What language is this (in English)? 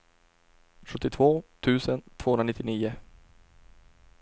Swedish